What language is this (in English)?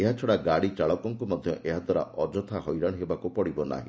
Odia